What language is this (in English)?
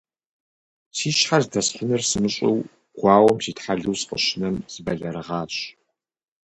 Kabardian